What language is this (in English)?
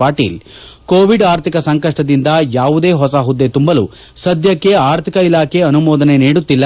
Kannada